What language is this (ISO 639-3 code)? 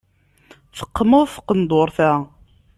kab